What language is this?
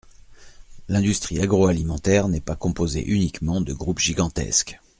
French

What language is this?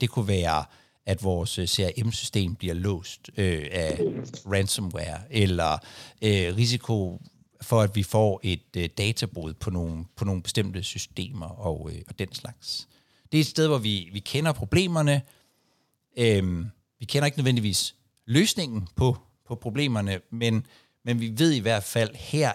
Danish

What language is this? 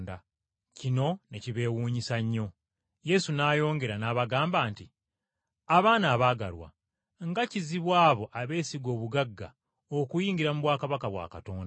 Ganda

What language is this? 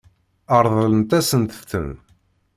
Kabyle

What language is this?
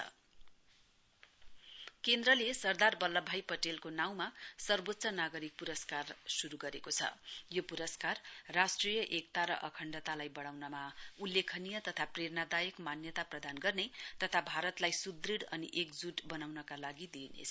Nepali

